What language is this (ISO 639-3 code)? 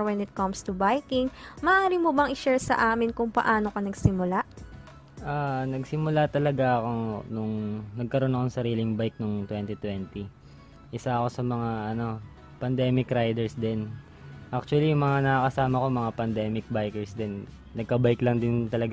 fil